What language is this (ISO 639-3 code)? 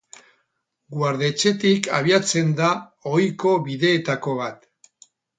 eus